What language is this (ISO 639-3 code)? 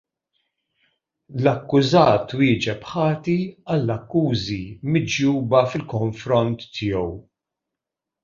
mlt